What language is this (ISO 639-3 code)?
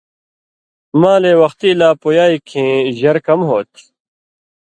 mvy